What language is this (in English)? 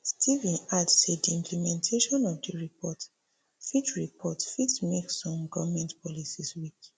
Nigerian Pidgin